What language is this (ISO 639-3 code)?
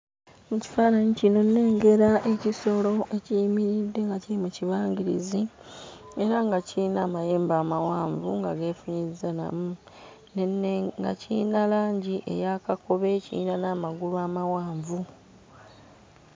lug